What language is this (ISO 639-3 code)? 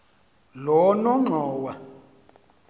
xho